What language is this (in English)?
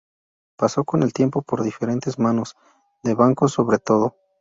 Spanish